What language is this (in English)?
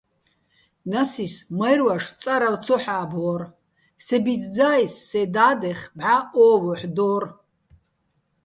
Bats